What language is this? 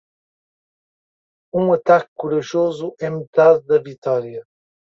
Portuguese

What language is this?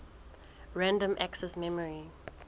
Southern Sotho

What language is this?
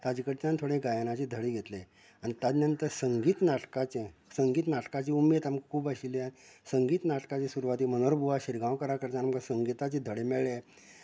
Konkani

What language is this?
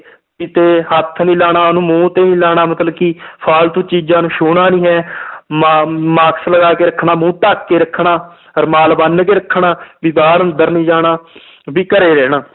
Punjabi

